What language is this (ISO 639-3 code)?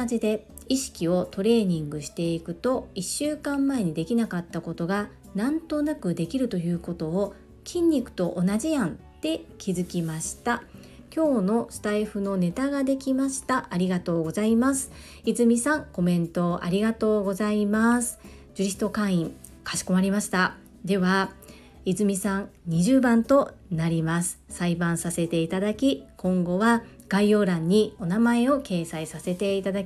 jpn